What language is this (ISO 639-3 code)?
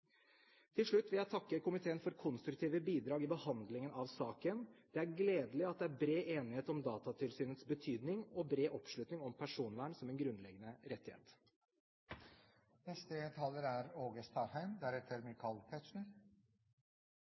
nor